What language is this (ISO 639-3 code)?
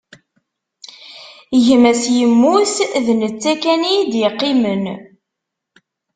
kab